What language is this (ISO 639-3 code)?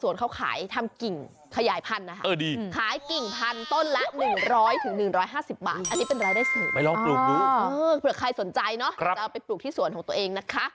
tha